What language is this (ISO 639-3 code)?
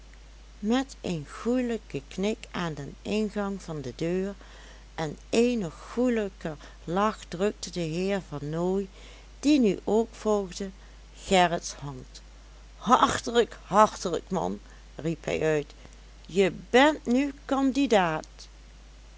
nld